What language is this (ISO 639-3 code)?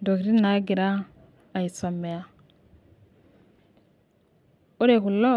mas